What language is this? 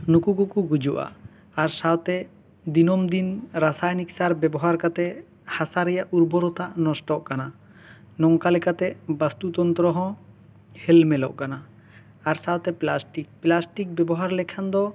Santali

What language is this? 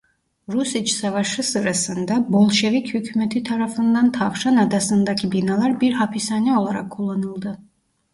Turkish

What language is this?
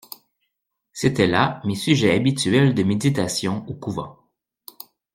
French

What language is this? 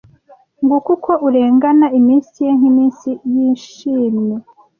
Kinyarwanda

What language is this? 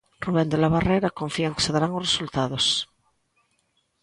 Galician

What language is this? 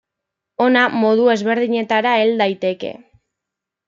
Basque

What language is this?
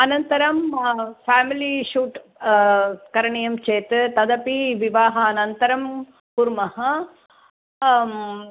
Sanskrit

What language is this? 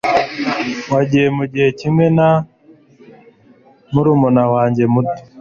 Kinyarwanda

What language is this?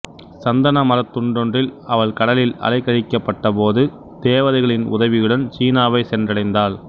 Tamil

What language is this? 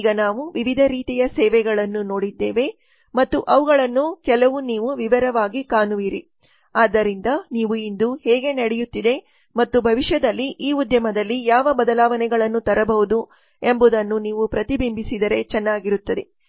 Kannada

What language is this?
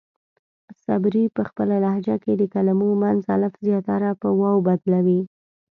Pashto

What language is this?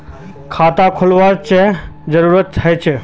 Magahi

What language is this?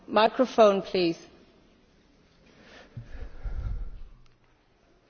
Polish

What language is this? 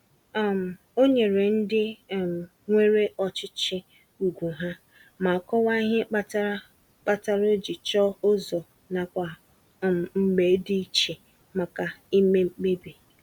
Igbo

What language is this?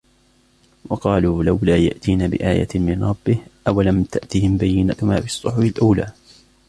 Arabic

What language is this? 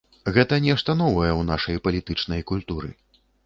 Belarusian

